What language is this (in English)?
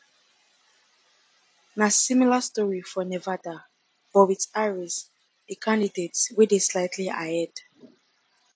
Nigerian Pidgin